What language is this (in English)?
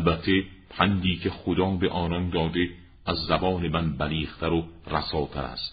Persian